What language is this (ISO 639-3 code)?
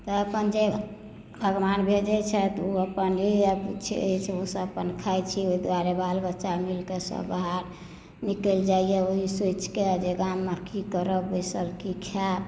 mai